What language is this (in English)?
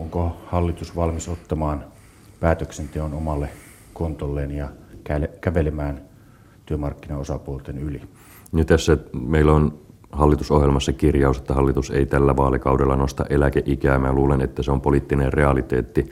Finnish